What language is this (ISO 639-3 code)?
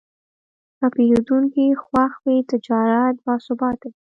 pus